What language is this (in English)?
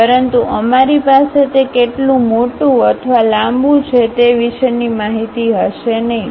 Gujarati